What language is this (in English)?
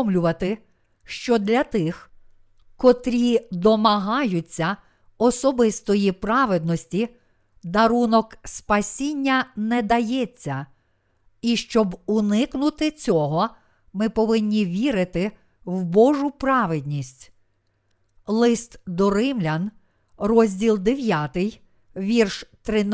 Ukrainian